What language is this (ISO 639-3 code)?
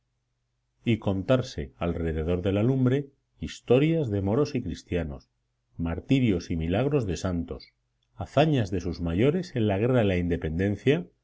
spa